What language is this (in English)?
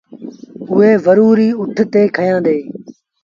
Sindhi Bhil